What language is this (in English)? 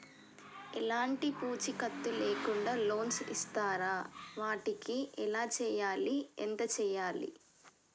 Telugu